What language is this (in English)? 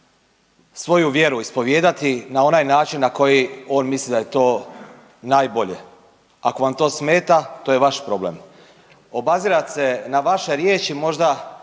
Croatian